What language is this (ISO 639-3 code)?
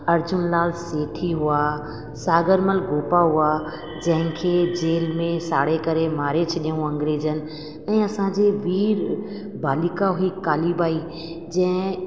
snd